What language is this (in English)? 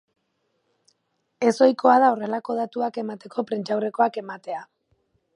Basque